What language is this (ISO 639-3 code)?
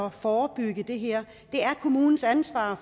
dan